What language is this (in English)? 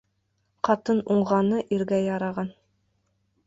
Bashkir